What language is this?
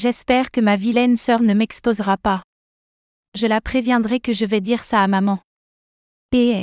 French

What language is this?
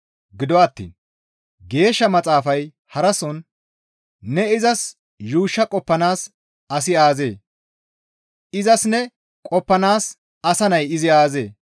Gamo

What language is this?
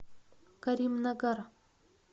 Russian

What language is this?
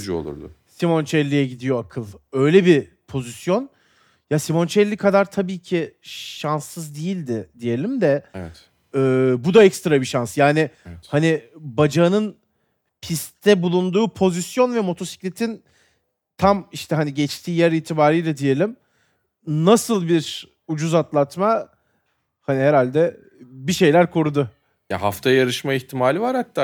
Turkish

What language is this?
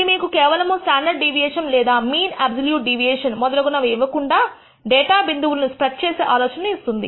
Telugu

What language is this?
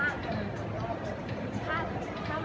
Thai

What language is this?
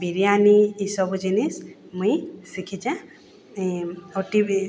Odia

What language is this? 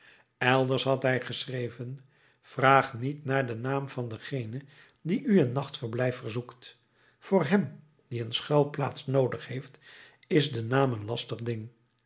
Dutch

